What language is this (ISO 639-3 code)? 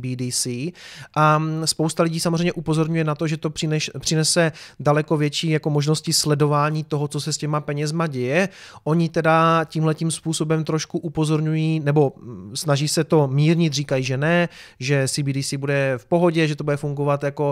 ces